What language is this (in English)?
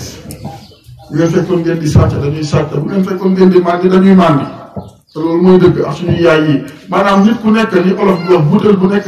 Arabic